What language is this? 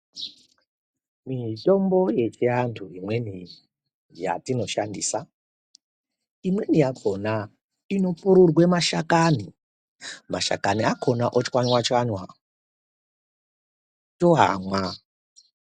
Ndau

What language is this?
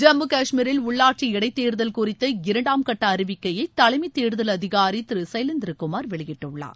Tamil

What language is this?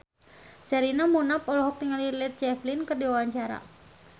Sundanese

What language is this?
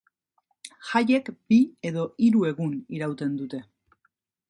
Basque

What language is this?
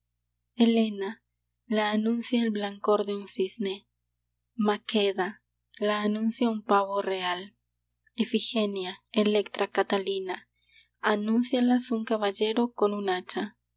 Spanish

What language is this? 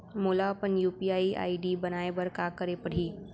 Chhattisgarhi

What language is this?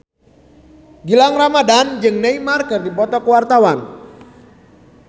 Sundanese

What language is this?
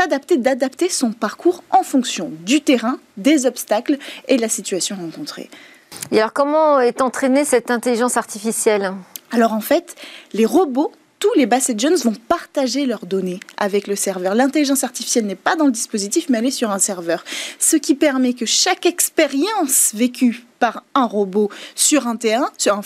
French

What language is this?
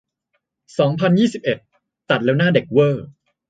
Thai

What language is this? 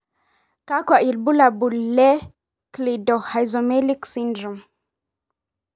Masai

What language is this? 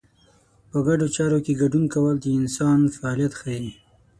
Pashto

